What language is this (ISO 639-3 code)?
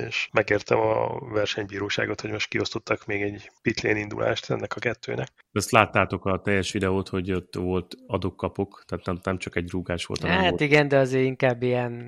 hun